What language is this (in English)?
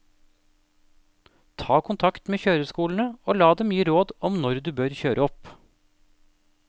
Norwegian